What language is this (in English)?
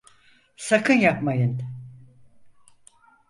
Turkish